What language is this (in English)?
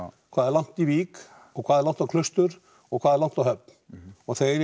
Icelandic